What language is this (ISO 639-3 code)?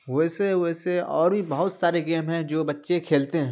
urd